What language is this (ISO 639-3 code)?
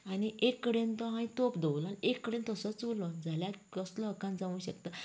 kok